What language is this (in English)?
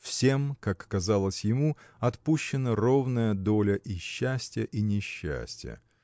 Russian